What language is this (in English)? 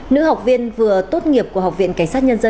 Vietnamese